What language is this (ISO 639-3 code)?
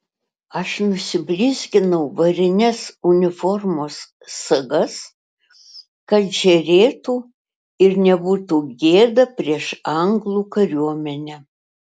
lit